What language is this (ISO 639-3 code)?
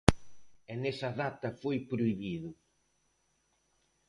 glg